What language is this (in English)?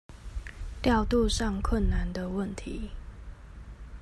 Chinese